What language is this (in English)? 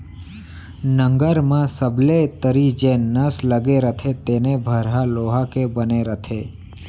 Chhattisgarhi